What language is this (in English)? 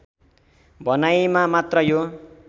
Nepali